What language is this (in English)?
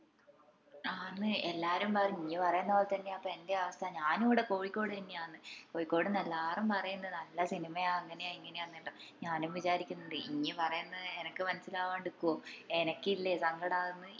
Malayalam